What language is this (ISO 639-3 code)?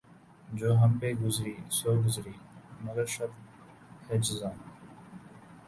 urd